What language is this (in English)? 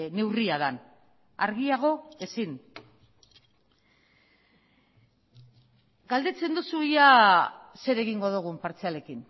Basque